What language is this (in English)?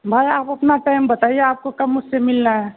Urdu